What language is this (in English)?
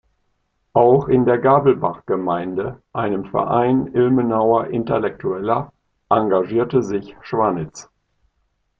German